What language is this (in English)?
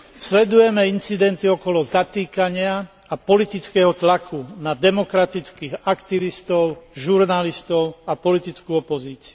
Slovak